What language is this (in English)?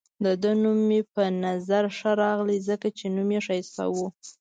Pashto